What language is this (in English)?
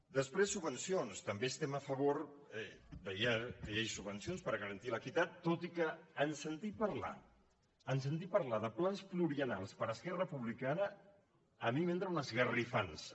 Catalan